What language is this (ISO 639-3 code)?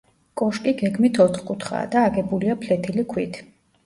kat